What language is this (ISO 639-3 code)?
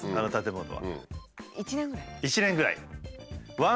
jpn